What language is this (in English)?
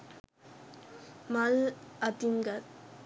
Sinhala